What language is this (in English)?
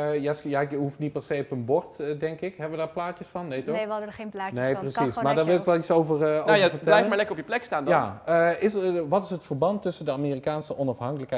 Dutch